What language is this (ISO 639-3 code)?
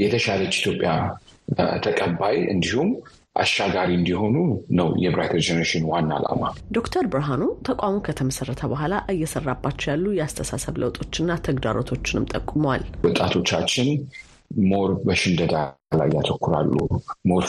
amh